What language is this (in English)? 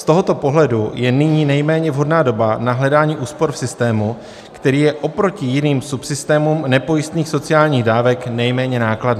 Czech